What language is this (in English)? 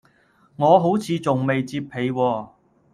Cantonese